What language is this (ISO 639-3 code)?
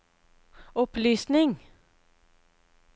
nor